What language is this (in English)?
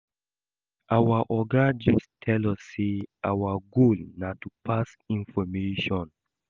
Nigerian Pidgin